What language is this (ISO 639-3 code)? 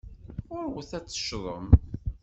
kab